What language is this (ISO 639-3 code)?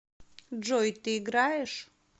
rus